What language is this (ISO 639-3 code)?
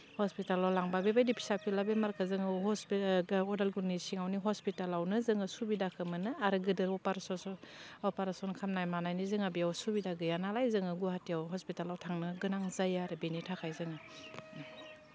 brx